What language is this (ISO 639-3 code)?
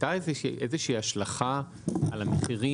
heb